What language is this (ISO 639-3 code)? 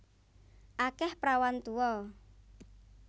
jav